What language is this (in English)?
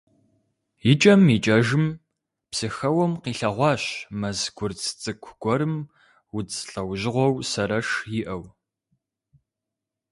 Kabardian